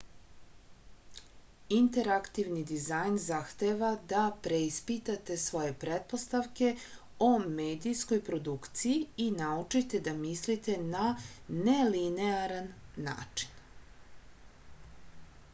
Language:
Serbian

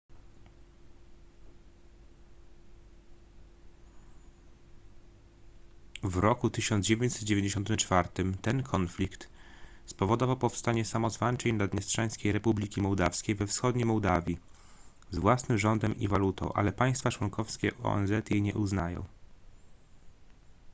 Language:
Polish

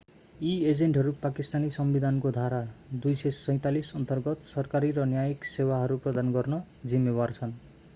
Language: Nepali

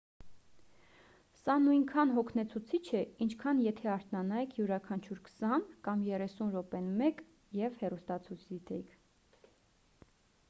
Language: Armenian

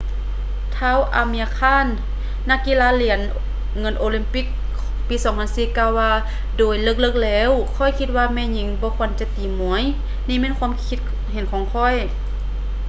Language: Lao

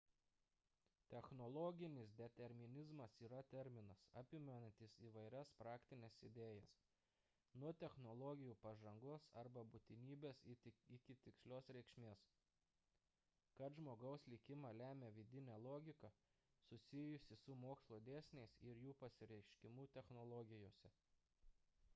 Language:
Lithuanian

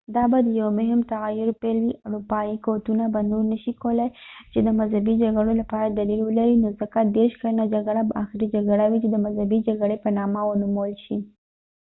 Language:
Pashto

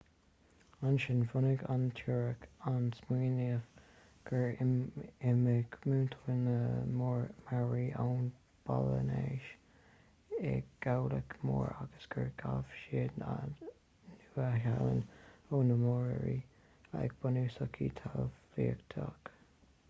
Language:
Irish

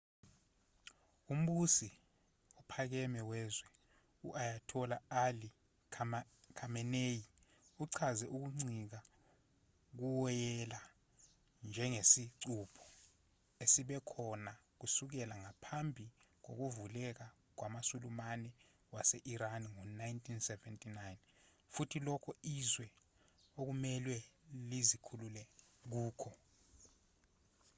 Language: Zulu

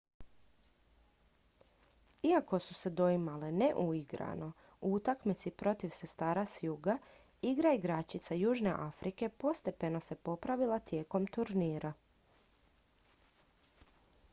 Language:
Croatian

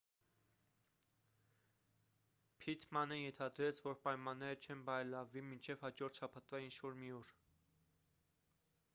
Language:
Armenian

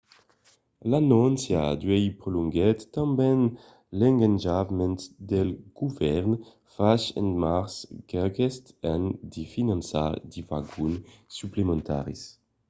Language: Occitan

